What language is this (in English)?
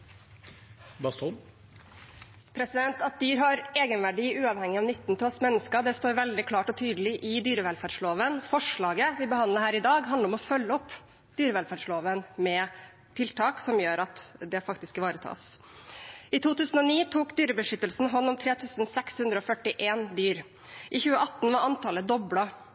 Norwegian Bokmål